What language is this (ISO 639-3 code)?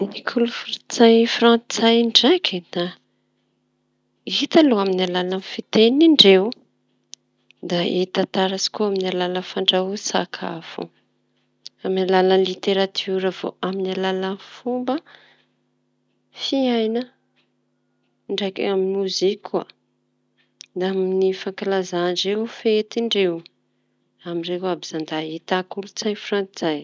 txy